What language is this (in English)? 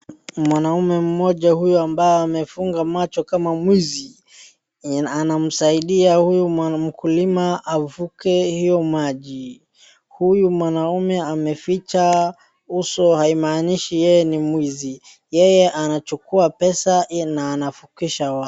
Swahili